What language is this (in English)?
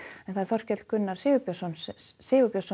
Icelandic